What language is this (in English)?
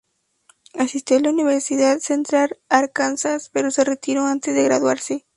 Spanish